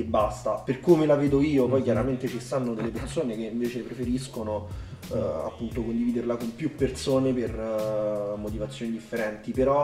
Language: Italian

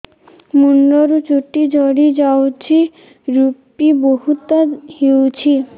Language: Odia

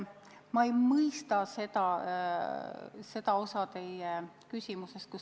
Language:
Estonian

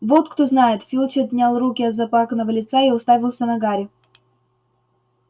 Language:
Russian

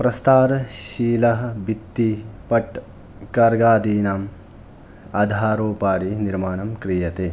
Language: Sanskrit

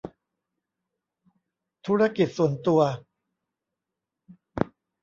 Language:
Thai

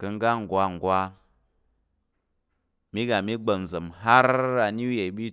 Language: Tarok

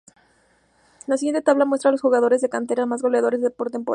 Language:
Spanish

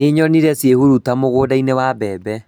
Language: Kikuyu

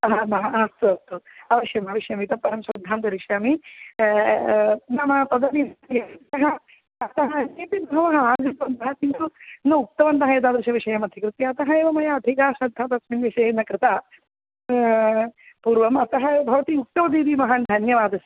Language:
Sanskrit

